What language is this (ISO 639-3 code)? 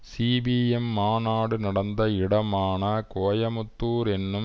tam